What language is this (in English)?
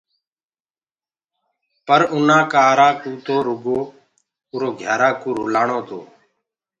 Gurgula